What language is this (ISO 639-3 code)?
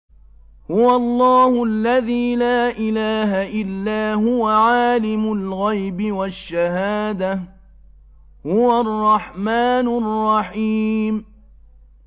ara